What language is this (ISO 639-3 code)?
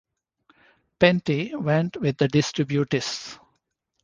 eng